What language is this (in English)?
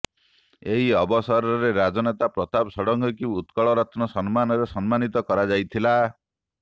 Odia